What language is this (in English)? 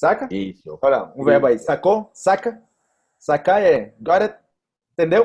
Portuguese